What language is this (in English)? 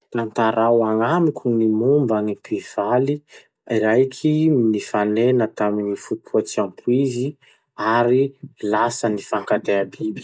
Masikoro Malagasy